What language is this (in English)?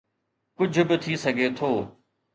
Sindhi